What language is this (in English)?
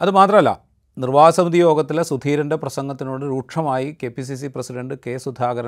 Malayalam